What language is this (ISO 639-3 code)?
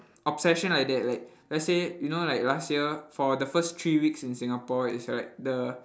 eng